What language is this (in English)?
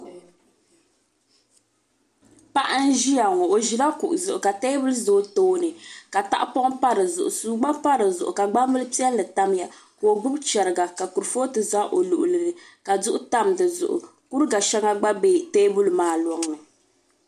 Dagbani